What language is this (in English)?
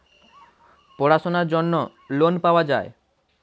Bangla